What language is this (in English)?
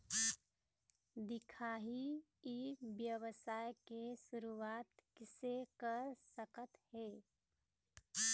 Chhattisgarhi